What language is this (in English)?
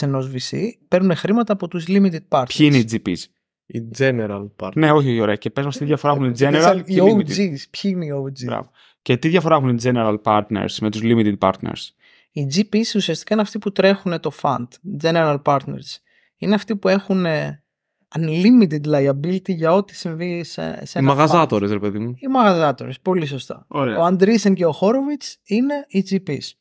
Greek